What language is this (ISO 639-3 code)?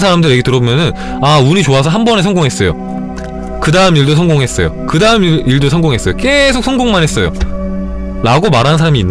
kor